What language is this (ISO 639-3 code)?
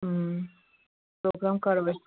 kas